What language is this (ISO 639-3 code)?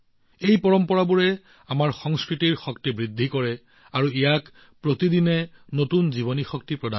asm